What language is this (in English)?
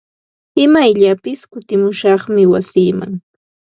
Ambo-Pasco Quechua